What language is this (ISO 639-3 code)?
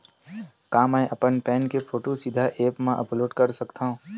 hne